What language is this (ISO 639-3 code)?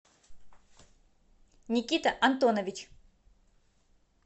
rus